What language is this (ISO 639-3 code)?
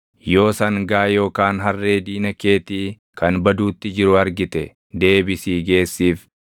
orm